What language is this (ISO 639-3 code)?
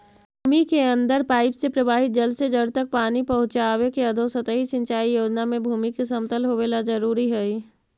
mag